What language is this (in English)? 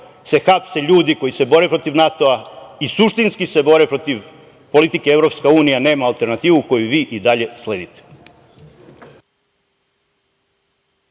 Serbian